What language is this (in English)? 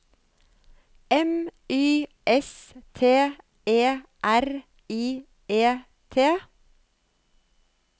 Norwegian